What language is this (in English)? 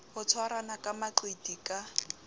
Southern Sotho